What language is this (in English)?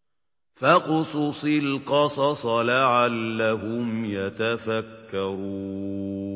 Arabic